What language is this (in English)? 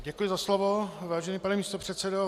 Czech